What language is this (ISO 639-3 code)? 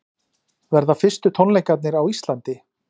isl